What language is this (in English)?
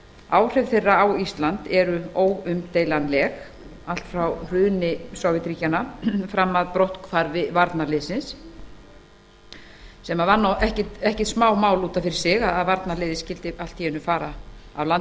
Icelandic